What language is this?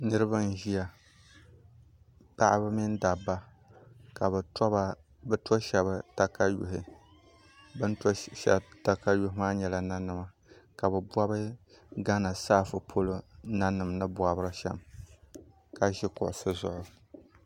Dagbani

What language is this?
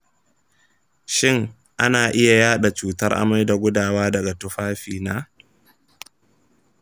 Hausa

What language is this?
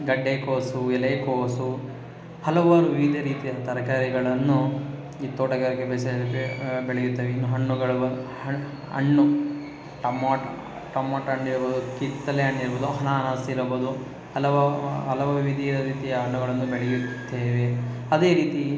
Kannada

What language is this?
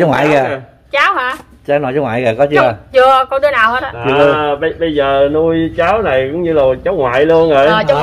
Vietnamese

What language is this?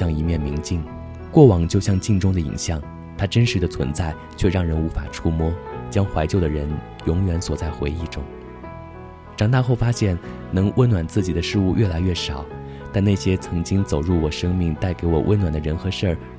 Chinese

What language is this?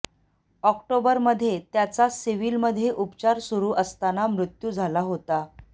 Marathi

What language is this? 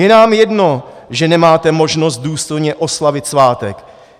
Czech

